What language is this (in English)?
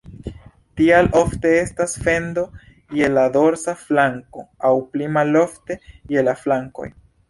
Esperanto